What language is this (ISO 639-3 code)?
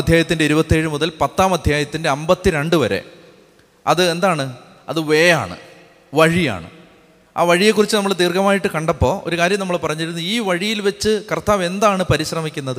mal